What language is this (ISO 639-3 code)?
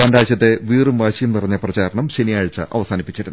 mal